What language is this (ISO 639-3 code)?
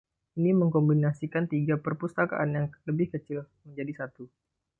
ind